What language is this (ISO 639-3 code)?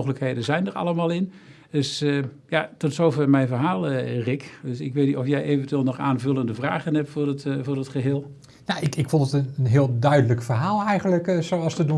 nld